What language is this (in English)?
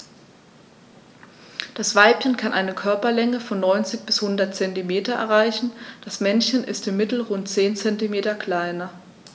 German